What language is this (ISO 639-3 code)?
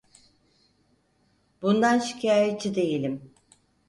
tur